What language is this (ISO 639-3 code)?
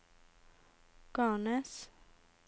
nor